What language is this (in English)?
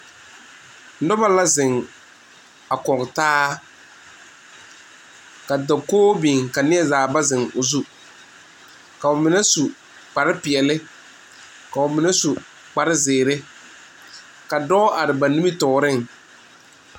Southern Dagaare